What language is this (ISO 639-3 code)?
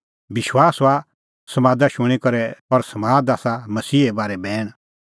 kfx